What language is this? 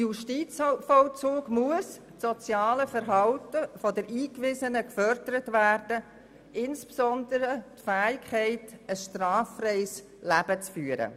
Swiss German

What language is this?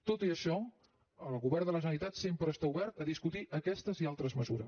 Catalan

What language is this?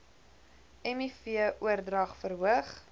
Afrikaans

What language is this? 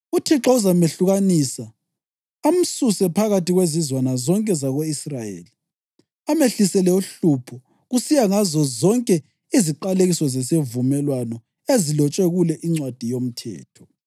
North Ndebele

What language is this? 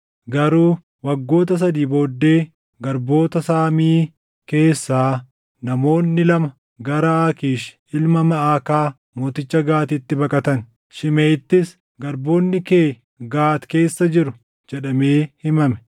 Oromo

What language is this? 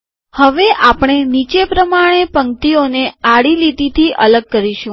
Gujarati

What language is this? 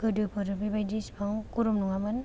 Bodo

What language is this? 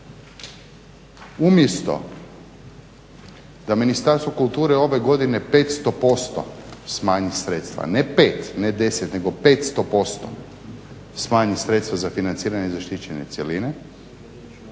Croatian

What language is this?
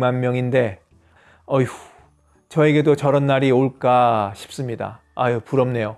Korean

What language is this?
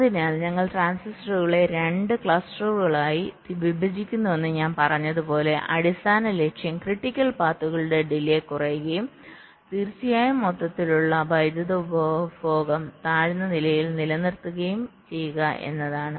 Malayalam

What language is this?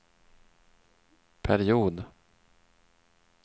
Swedish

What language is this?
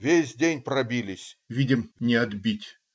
Russian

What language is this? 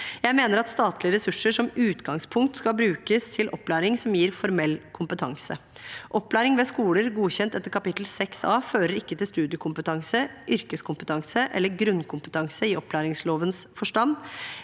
Norwegian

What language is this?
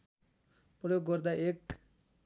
Nepali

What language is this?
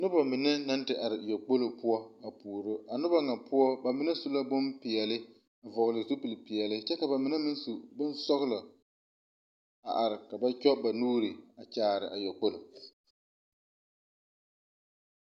Southern Dagaare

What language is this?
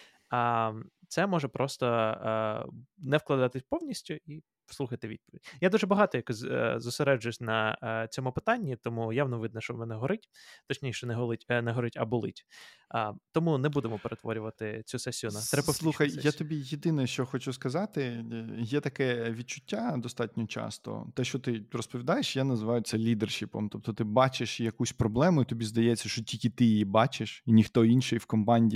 Ukrainian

